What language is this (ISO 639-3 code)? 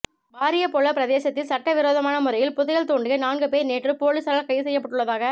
tam